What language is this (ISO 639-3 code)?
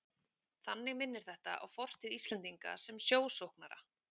isl